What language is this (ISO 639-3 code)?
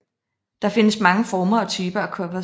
dan